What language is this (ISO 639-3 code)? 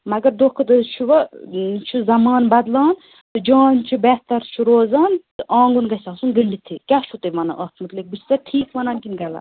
kas